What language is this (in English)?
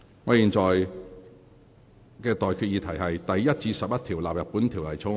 Cantonese